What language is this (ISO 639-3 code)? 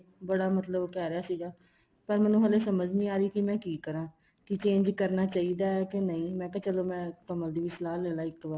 pan